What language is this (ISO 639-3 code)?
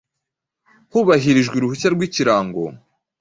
kin